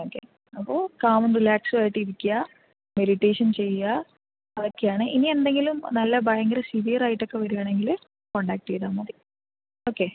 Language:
Malayalam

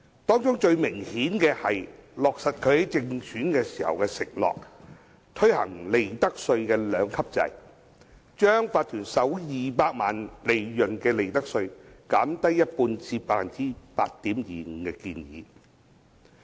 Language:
Cantonese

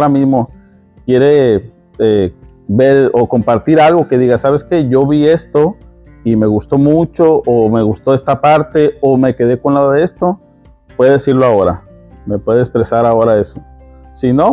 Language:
Spanish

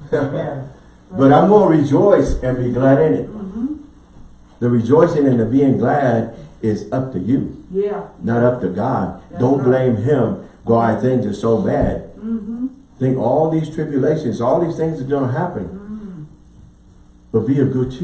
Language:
English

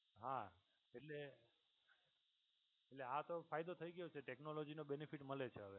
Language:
Gujarati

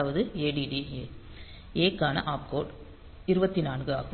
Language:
Tamil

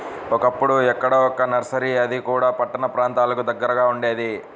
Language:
Telugu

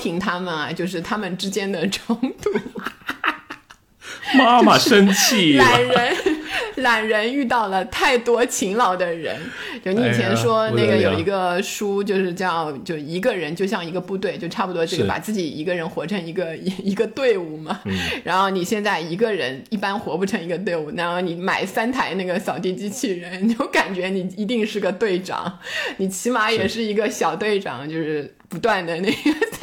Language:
Chinese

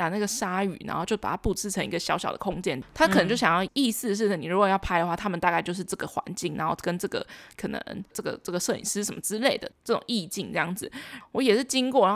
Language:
Chinese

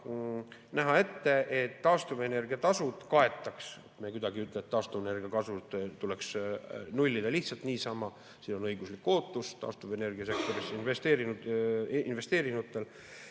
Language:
Estonian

